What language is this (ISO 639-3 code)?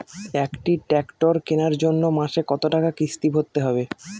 ben